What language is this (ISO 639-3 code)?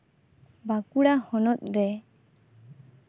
sat